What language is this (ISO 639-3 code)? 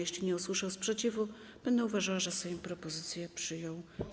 pol